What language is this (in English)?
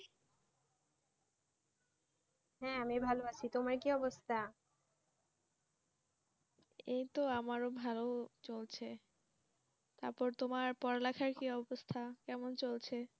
Bangla